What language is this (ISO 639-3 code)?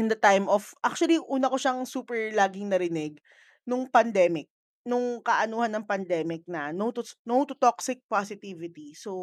fil